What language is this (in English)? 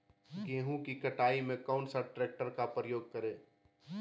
Magahi